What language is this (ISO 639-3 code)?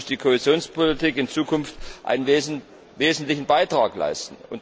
deu